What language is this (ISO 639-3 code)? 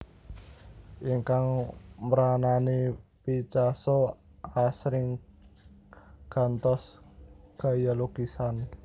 jav